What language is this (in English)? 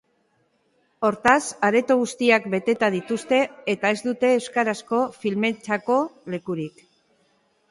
Basque